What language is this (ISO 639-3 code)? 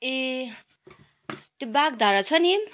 nep